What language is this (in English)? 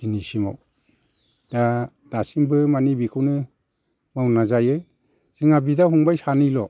Bodo